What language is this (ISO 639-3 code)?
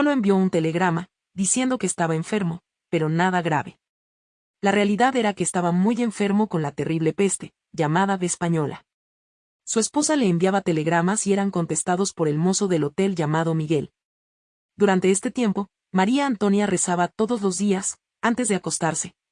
spa